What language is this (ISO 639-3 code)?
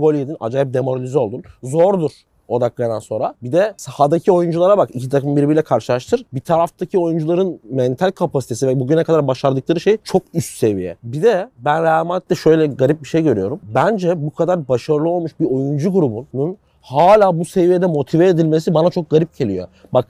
tur